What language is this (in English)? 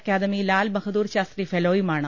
Malayalam